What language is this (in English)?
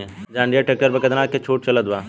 Bhojpuri